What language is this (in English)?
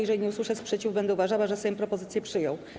Polish